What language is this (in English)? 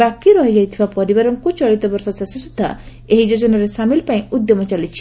Odia